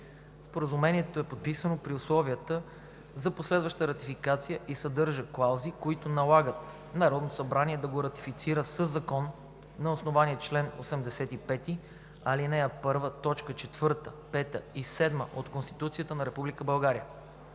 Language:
Bulgarian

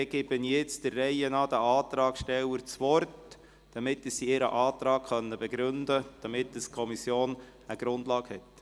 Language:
Swiss German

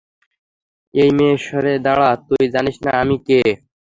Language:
Bangla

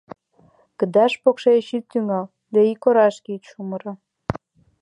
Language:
Mari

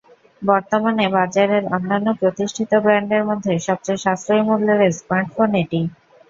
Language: Bangla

